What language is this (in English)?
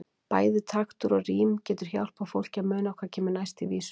Icelandic